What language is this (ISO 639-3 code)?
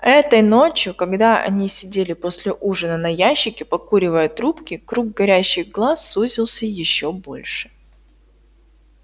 rus